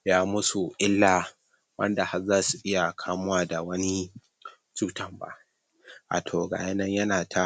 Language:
Hausa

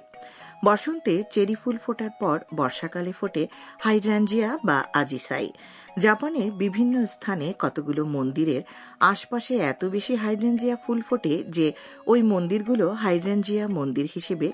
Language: Bangla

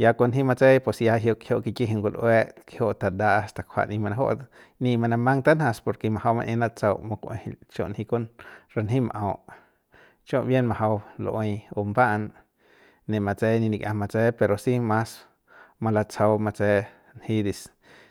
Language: Central Pame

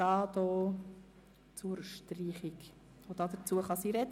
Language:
Swiss German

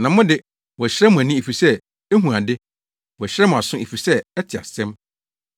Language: Akan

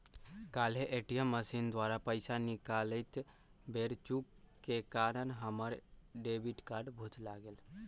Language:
Magahi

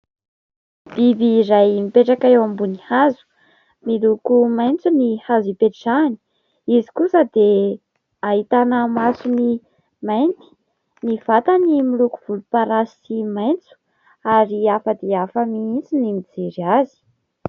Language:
Malagasy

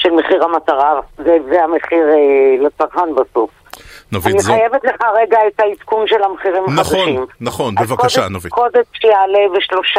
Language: Hebrew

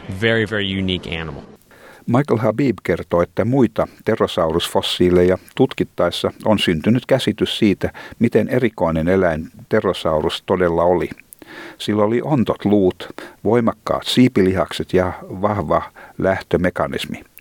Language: Finnish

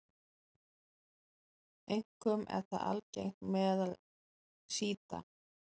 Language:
Icelandic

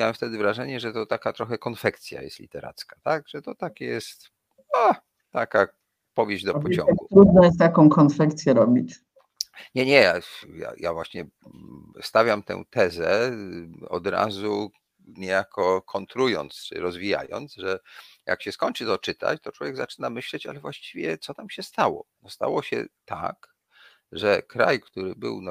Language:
Polish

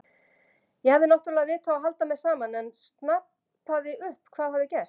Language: Icelandic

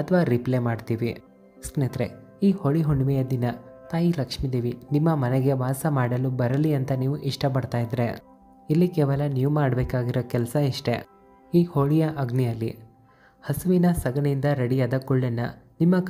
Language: Kannada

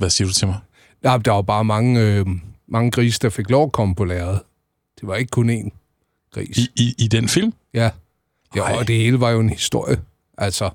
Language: Danish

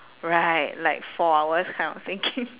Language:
English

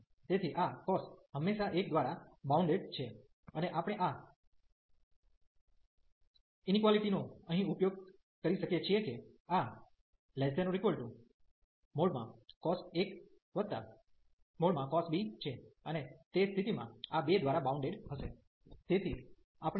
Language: Gujarati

